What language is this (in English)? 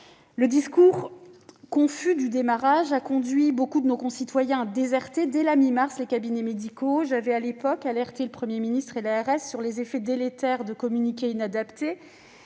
French